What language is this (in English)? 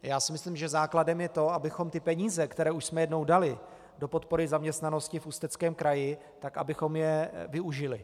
Czech